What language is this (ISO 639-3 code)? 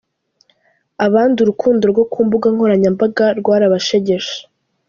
kin